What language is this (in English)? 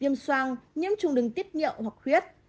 Vietnamese